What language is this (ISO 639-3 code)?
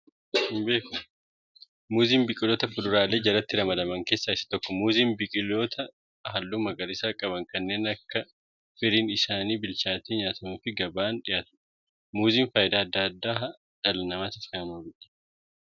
orm